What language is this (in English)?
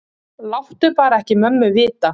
Icelandic